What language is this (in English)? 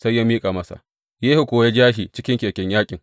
Hausa